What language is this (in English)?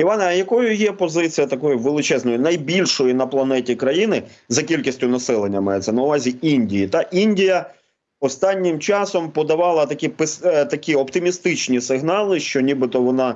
Ukrainian